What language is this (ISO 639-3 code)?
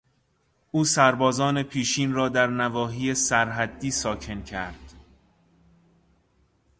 fas